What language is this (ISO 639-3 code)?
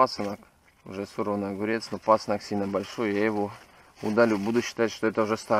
rus